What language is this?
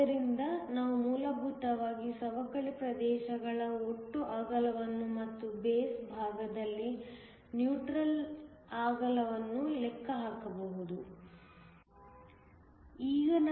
Kannada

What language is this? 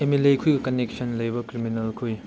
Manipuri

